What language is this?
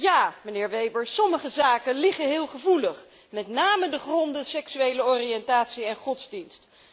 Dutch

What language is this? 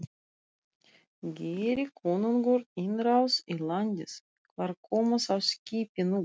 Icelandic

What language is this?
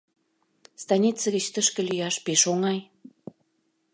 Mari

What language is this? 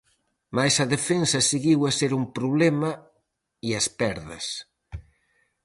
Galician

